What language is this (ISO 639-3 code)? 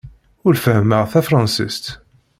kab